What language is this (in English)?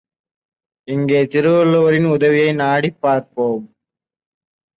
Tamil